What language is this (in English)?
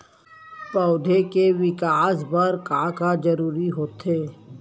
Chhattisgarhi